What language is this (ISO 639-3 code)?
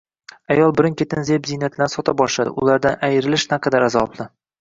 uzb